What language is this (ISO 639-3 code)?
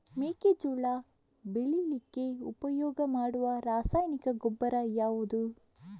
kan